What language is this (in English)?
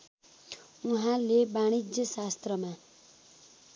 Nepali